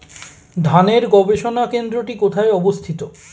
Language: Bangla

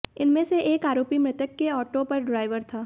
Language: Hindi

